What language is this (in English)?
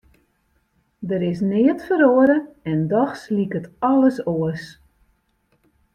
Western Frisian